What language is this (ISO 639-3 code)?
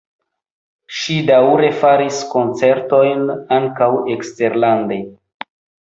epo